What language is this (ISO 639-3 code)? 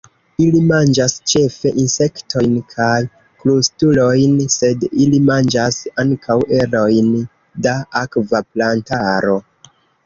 epo